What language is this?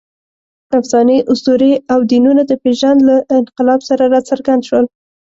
Pashto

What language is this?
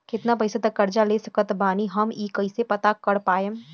Bhojpuri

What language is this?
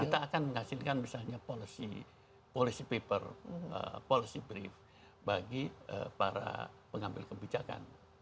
Indonesian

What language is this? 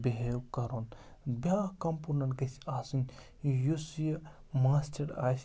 Kashmiri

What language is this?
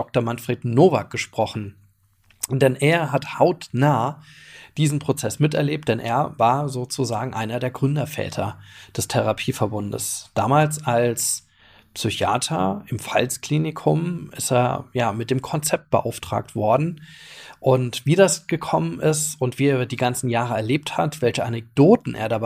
German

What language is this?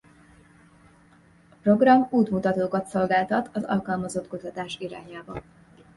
Hungarian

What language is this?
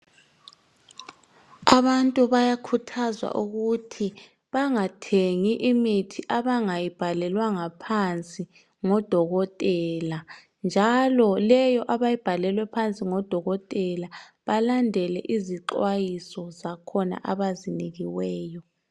North Ndebele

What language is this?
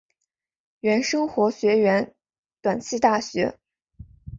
Chinese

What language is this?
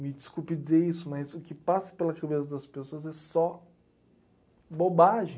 Portuguese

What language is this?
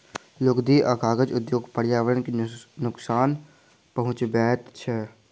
Maithili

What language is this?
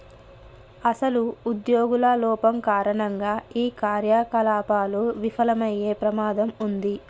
Telugu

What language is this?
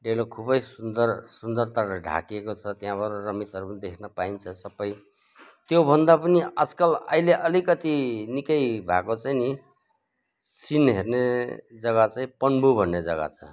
Nepali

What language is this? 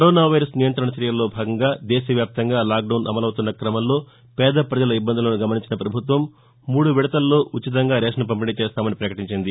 Telugu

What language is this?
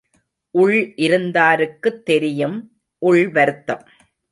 Tamil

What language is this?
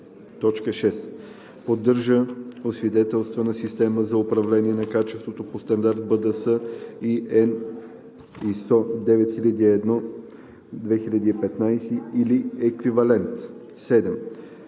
Bulgarian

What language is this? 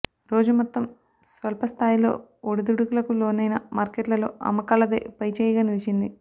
Telugu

